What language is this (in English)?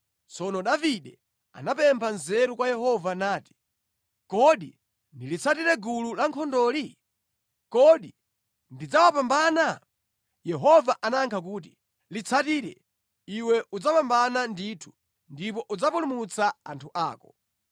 Nyanja